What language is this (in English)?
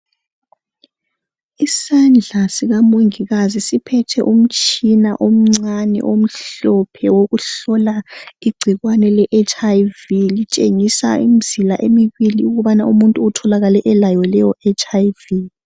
North Ndebele